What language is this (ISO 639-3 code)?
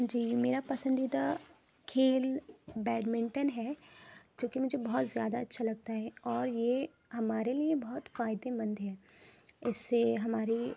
urd